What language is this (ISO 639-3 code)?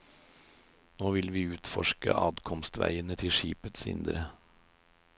nor